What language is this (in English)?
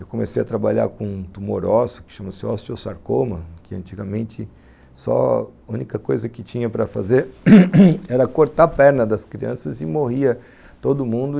Portuguese